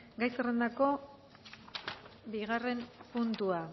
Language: Basque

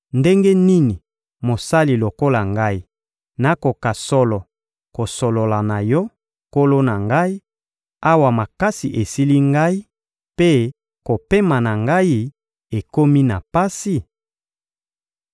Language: Lingala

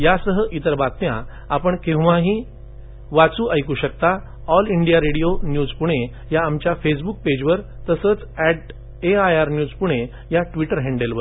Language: Marathi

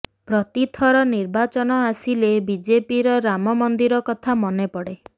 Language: Odia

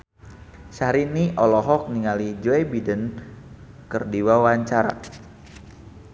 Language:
Sundanese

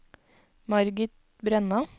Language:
Norwegian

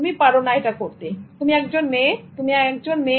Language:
Bangla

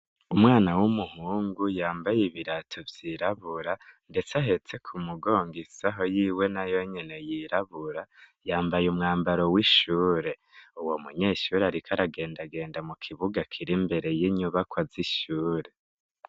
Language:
Rundi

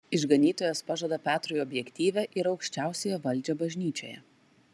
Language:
Lithuanian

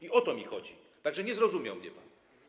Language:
Polish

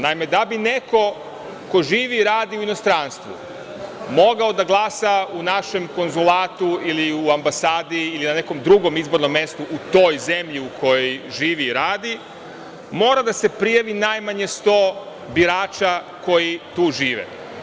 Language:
Serbian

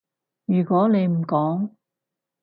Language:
Cantonese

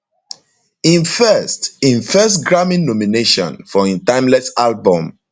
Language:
Nigerian Pidgin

